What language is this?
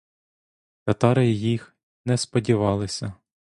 Ukrainian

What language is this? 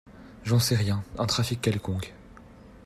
French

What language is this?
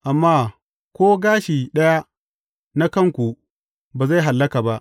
Hausa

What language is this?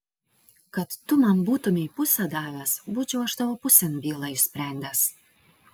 Lithuanian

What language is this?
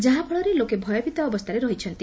Odia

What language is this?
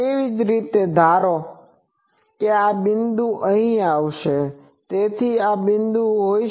Gujarati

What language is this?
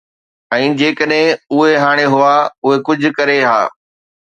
Sindhi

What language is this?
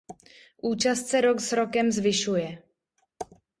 Czech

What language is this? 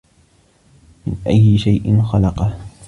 Arabic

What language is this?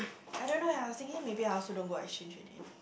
English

